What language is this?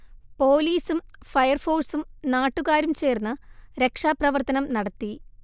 Malayalam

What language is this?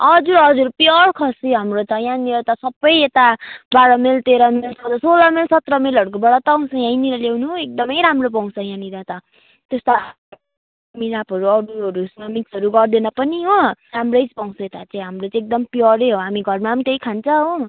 Nepali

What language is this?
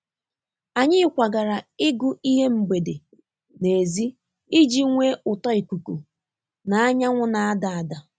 Igbo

